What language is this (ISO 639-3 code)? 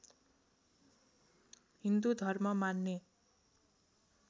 nep